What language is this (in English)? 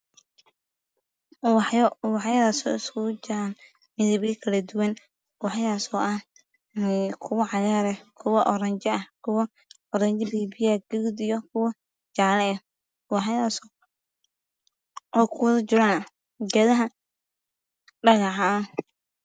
Somali